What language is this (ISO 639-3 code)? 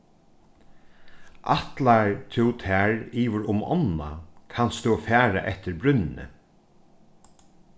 fao